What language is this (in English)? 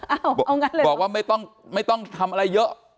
Thai